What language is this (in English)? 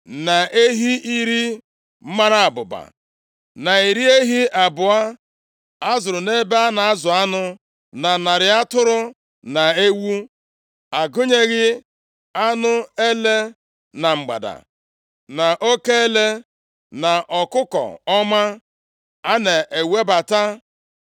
Igbo